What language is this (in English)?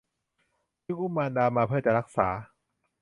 Thai